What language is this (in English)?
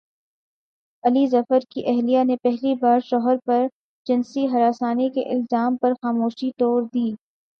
Urdu